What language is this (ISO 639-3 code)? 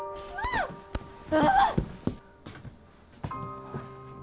jpn